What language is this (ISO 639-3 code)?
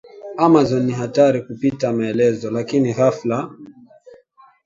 swa